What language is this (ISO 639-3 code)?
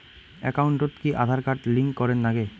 ben